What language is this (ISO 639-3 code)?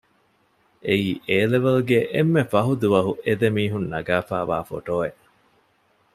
div